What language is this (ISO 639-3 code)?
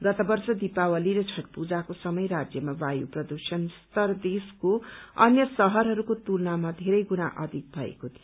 nep